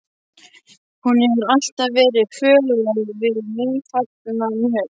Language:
Icelandic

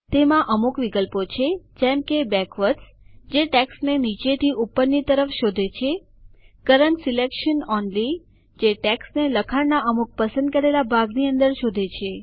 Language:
Gujarati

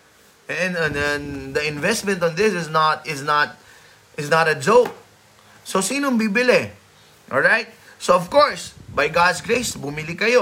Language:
Filipino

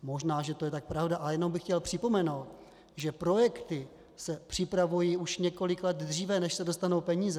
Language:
Czech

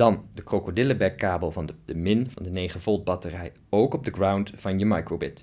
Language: Dutch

